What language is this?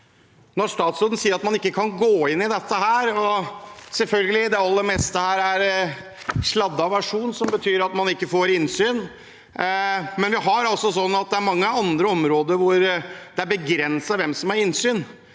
Norwegian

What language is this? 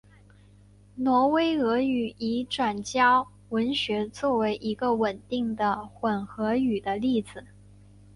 Chinese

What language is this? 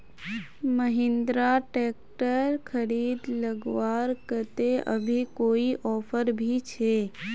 Magahi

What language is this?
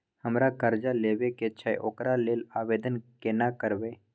Maithili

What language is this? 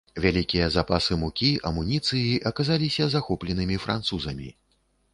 Belarusian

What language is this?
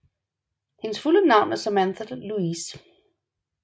Danish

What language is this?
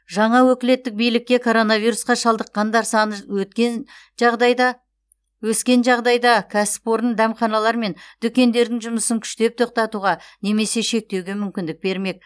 Kazakh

